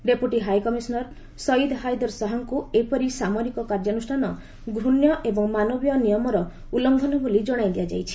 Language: Odia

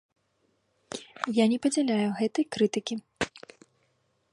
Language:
Belarusian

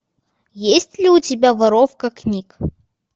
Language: Russian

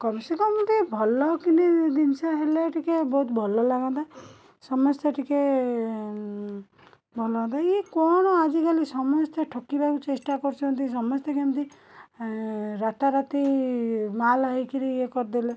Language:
Odia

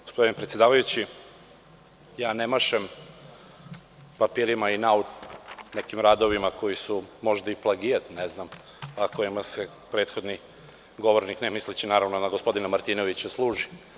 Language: Serbian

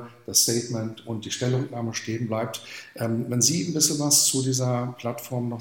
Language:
German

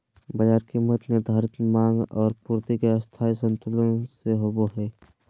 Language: Magahi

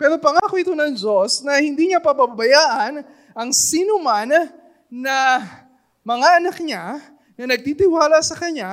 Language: Filipino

